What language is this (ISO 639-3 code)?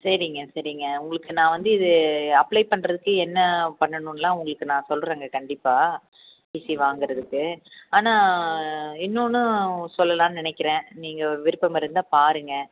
tam